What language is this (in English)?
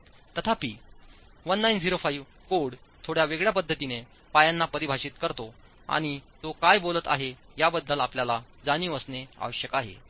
Marathi